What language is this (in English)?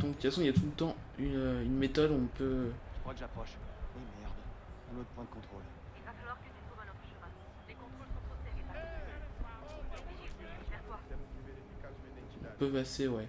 French